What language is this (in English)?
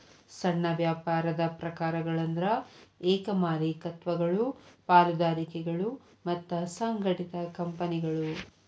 Kannada